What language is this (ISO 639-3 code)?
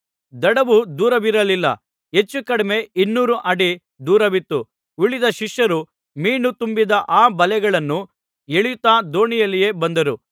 kan